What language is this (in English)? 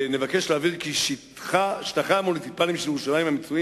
Hebrew